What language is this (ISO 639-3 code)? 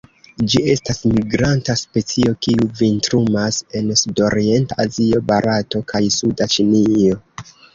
epo